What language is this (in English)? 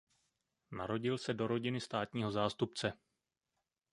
Czech